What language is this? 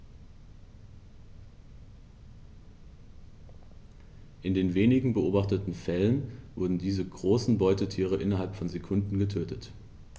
German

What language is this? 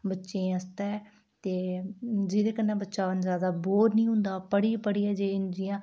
Dogri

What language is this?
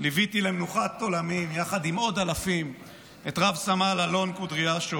Hebrew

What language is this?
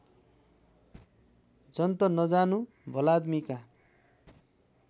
Nepali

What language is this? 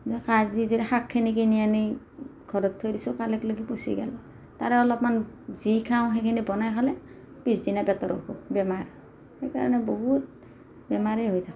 Assamese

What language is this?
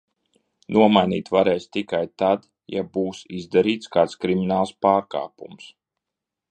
Latvian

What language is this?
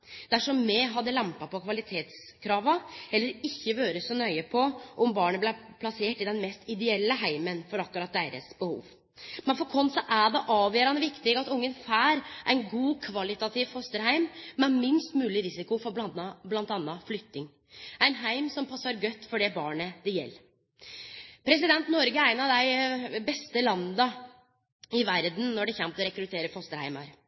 Norwegian Nynorsk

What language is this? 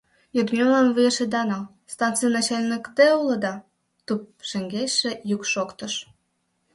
Mari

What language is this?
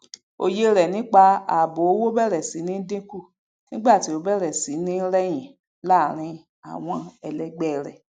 Yoruba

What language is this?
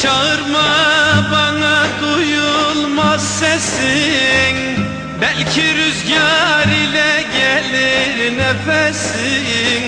Turkish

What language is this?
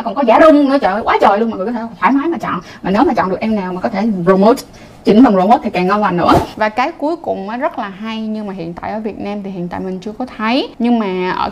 Vietnamese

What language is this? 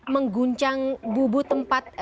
Indonesian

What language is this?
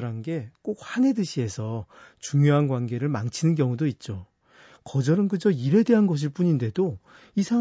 Korean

